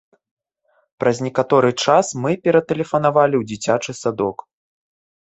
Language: Belarusian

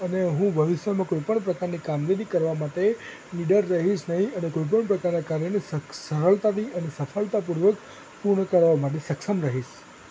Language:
Gujarati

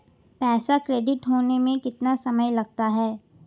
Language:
Hindi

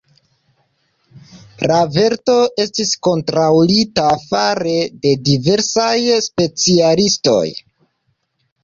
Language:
Esperanto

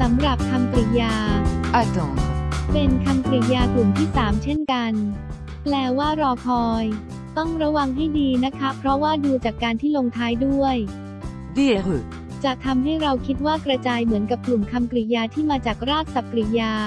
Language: Thai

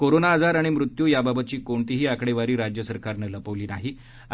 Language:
Marathi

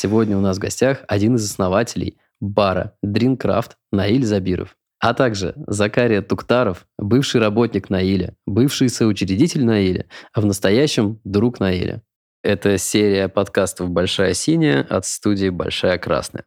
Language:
Russian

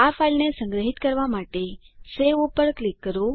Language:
Gujarati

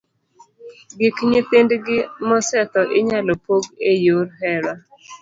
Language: Luo (Kenya and Tanzania)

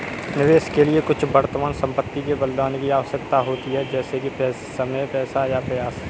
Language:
Hindi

